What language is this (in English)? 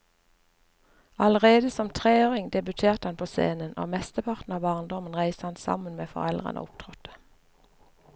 Norwegian